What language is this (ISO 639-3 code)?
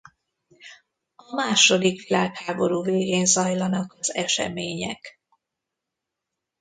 hun